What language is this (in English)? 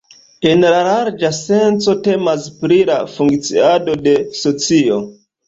Esperanto